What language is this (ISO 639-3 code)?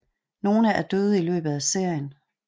dan